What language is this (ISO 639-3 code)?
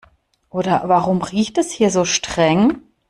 deu